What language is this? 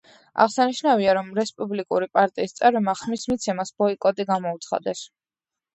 Georgian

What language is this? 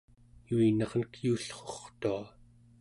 Central Yupik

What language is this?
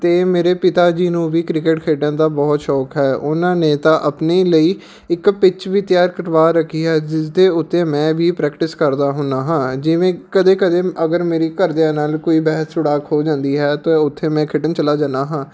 Punjabi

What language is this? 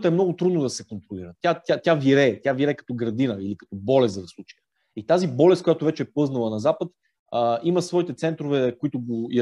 Bulgarian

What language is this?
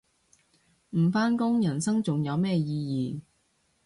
Cantonese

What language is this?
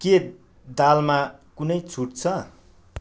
Nepali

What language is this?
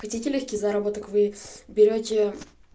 Russian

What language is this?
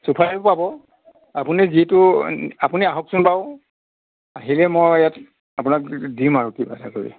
Assamese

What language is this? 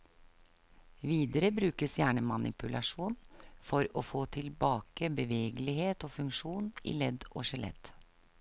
Norwegian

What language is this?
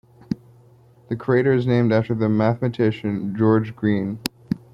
English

